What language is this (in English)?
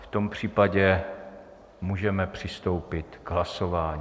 Czech